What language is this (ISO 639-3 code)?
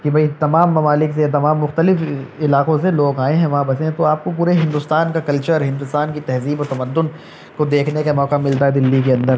urd